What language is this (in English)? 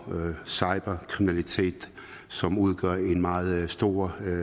Danish